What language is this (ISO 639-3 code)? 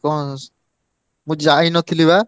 ori